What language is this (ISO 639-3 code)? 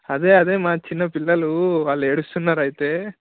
tel